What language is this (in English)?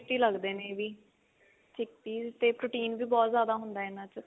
Punjabi